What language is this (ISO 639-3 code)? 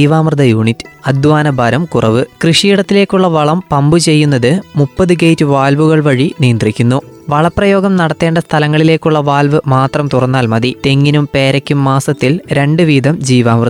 mal